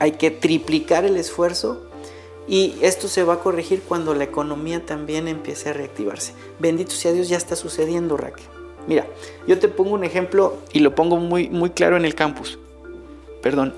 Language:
Spanish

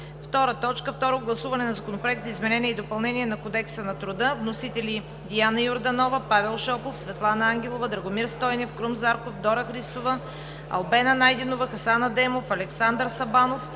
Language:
Bulgarian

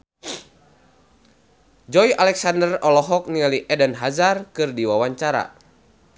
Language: Sundanese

